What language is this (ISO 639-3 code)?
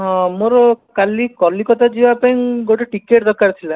ori